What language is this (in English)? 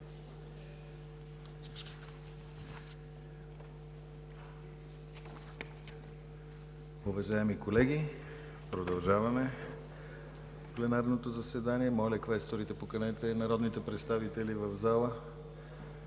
Bulgarian